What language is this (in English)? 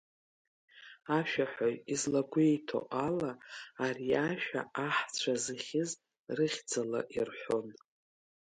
Abkhazian